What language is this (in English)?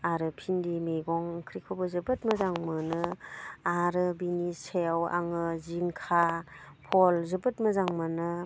Bodo